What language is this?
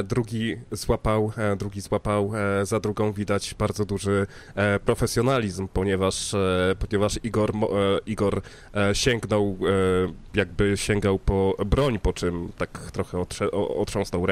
Polish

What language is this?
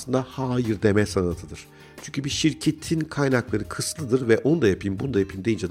Turkish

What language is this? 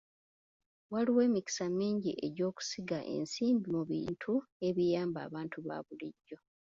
Ganda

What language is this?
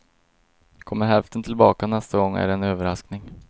Swedish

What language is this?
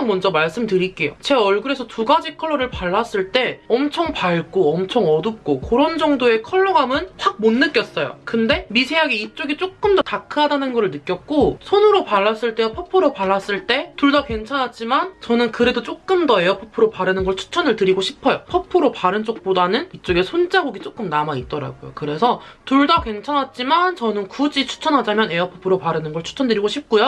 Korean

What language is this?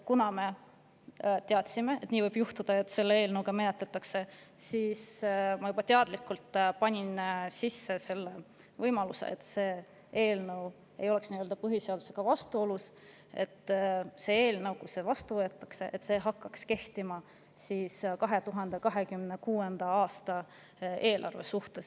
Estonian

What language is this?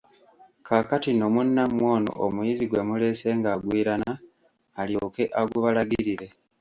Ganda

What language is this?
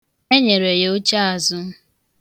Igbo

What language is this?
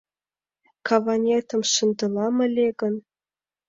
Mari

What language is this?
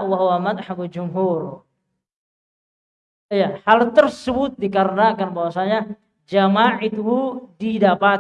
Indonesian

